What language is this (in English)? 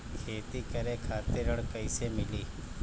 Bhojpuri